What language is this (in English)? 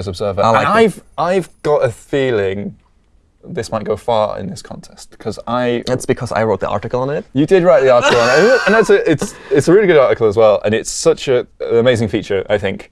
English